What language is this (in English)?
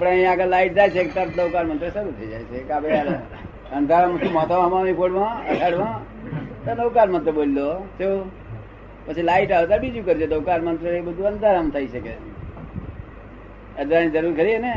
Gujarati